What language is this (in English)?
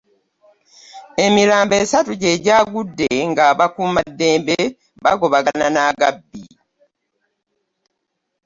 Ganda